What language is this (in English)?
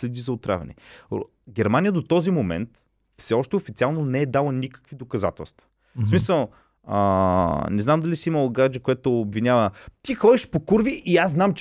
Bulgarian